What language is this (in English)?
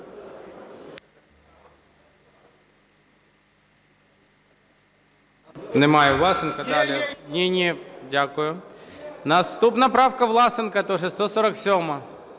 Ukrainian